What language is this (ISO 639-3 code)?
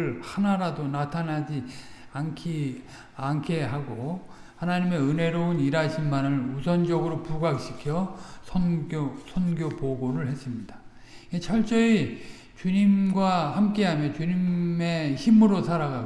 kor